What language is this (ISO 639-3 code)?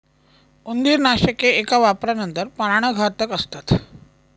mar